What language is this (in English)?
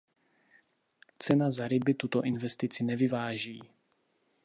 Czech